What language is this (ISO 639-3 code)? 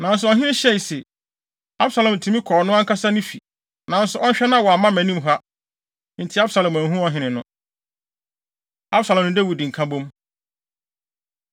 aka